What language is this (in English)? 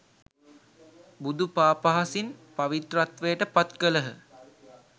Sinhala